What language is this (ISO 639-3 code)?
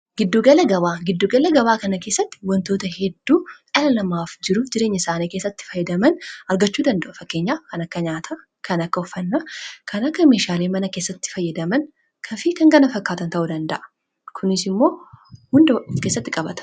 orm